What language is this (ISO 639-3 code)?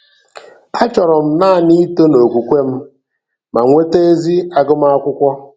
ibo